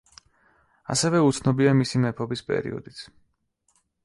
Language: Georgian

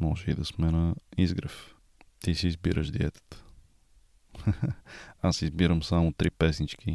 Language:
Bulgarian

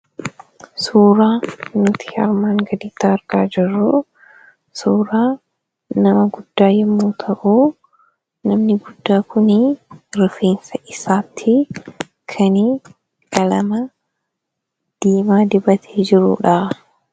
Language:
Oromo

